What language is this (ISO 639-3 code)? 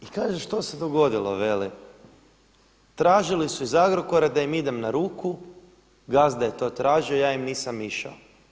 hrv